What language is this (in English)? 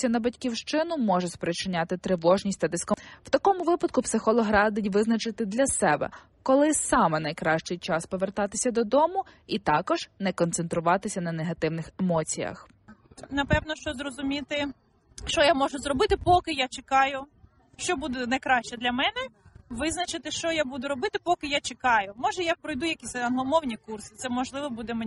Ukrainian